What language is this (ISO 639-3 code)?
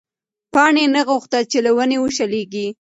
pus